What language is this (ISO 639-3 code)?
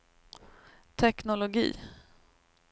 swe